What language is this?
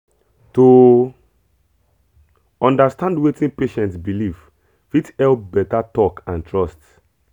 Nigerian Pidgin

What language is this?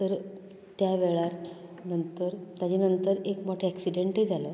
Konkani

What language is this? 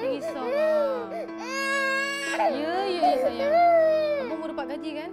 Malay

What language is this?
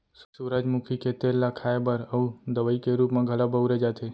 Chhattisgarhi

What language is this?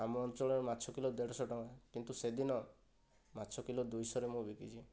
Odia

